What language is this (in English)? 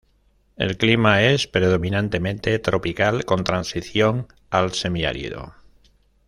Spanish